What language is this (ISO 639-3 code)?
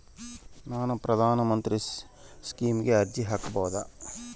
kan